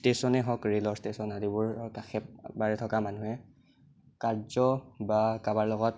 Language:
Assamese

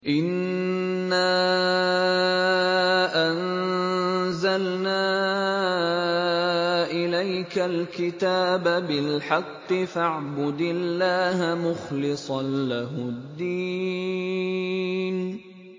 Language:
Arabic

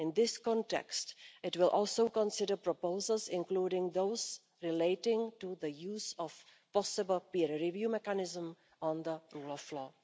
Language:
English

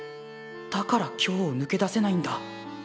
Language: Japanese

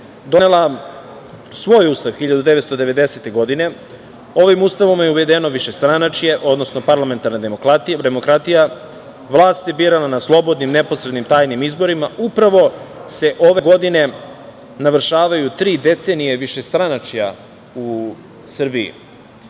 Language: Serbian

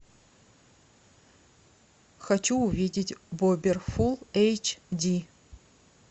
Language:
Russian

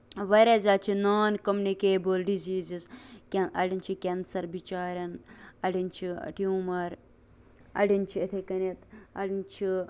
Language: Kashmiri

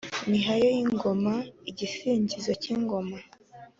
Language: Kinyarwanda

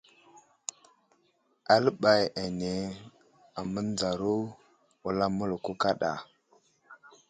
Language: Wuzlam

